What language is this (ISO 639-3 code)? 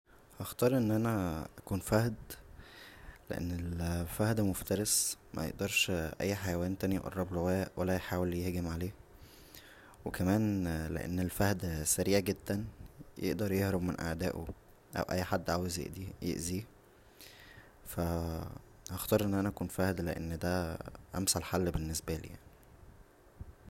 arz